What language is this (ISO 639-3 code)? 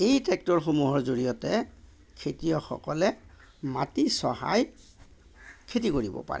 asm